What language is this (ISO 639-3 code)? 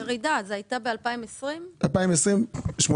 heb